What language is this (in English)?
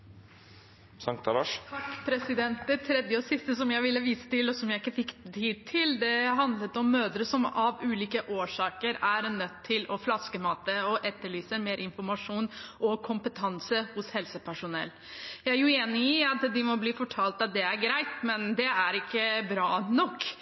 Norwegian Bokmål